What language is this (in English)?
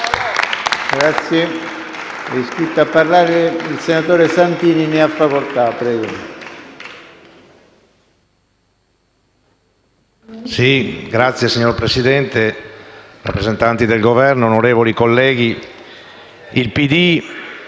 Italian